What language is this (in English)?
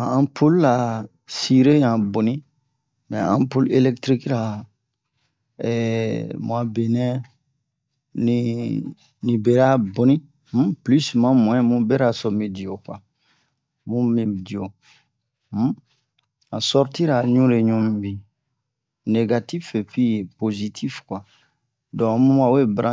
Bomu